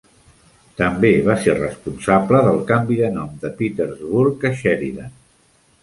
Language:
Catalan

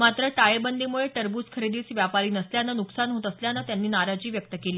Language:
Marathi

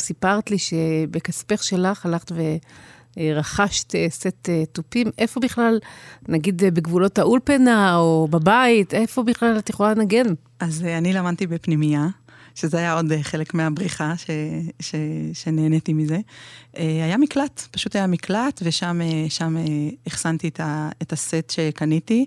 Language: Hebrew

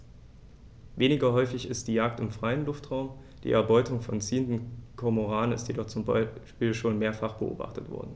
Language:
German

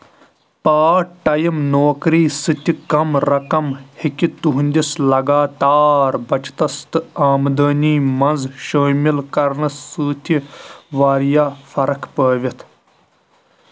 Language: Kashmiri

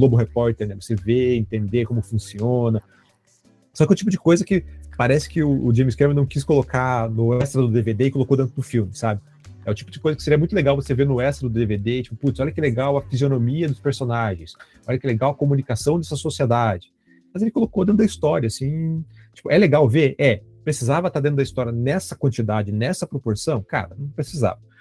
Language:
Portuguese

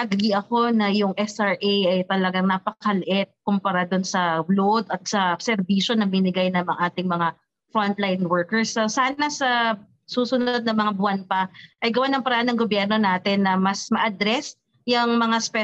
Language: Filipino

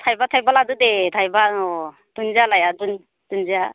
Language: Bodo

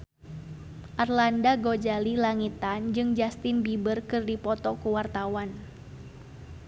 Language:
Sundanese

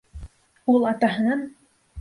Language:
Bashkir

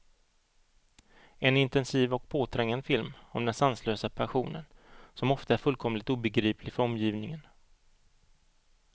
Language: Swedish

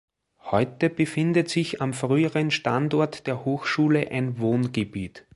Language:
German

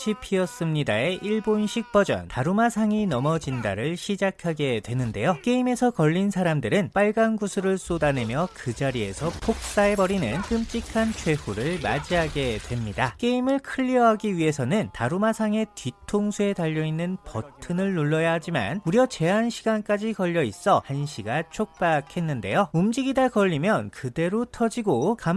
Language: Korean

